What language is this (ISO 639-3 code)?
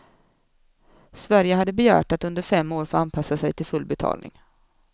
swe